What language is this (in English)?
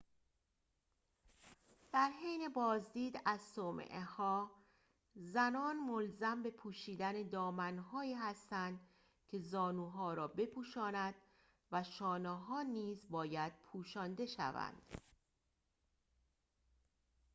Persian